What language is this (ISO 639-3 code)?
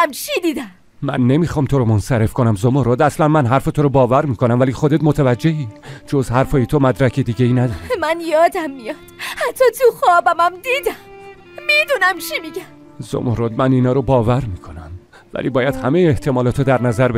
fas